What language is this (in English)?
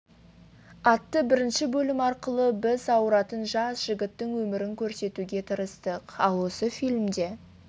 Kazakh